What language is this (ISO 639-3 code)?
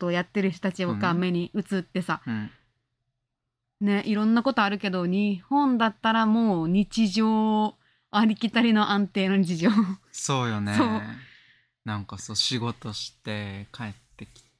jpn